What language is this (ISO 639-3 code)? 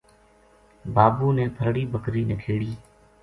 gju